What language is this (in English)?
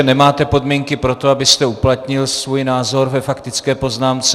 Czech